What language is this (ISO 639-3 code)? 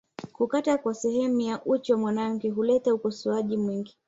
swa